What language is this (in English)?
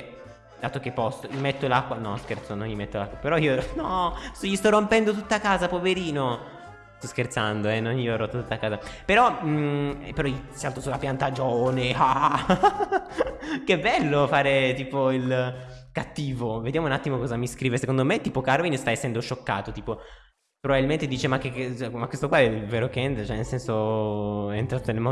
Italian